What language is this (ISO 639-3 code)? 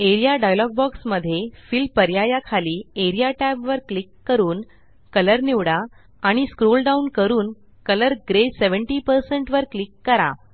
mar